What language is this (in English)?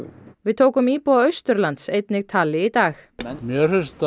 Icelandic